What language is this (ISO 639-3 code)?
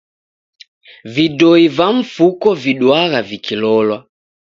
dav